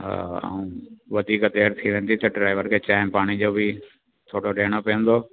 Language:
Sindhi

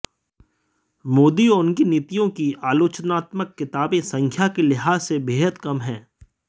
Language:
Hindi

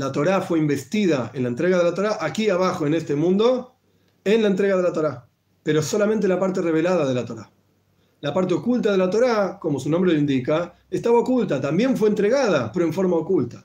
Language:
Spanish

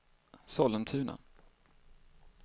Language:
Swedish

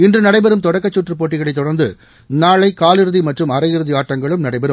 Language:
Tamil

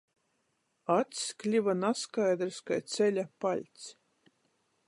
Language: Latgalian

